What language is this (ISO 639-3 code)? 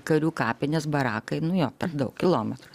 lit